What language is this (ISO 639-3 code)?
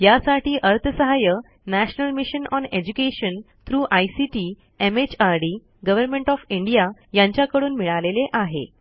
mar